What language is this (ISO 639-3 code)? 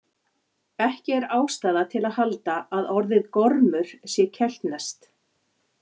isl